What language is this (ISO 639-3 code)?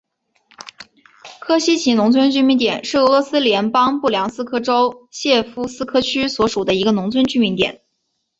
zho